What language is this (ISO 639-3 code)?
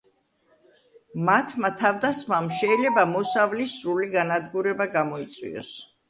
kat